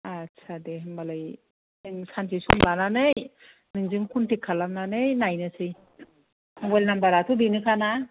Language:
Bodo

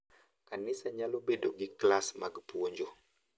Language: Luo (Kenya and Tanzania)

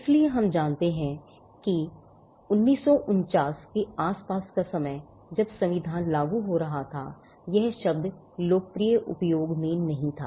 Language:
Hindi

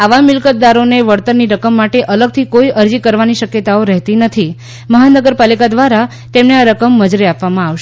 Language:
Gujarati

